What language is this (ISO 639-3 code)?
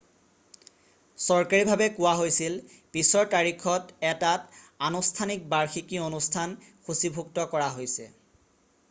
asm